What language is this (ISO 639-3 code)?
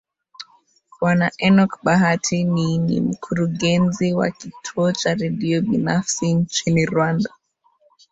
swa